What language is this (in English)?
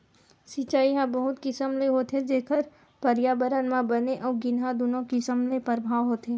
Chhattisgarhi